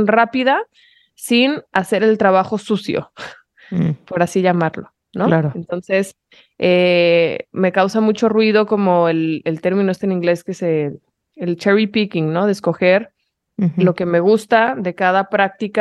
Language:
Spanish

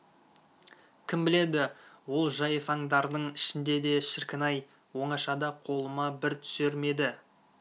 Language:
Kazakh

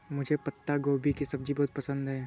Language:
Hindi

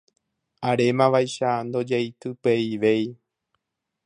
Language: Guarani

